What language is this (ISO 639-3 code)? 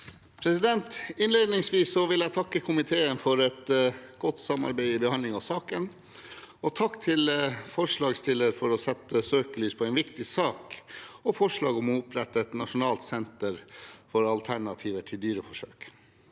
nor